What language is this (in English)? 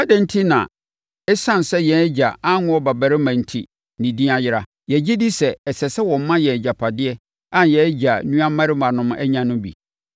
Akan